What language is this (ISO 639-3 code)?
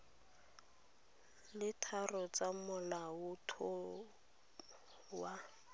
tsn